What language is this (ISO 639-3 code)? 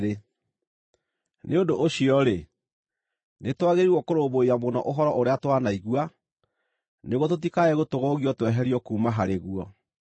kik